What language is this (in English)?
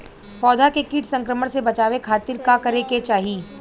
Bhojpuri